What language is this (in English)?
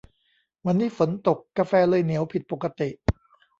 Thai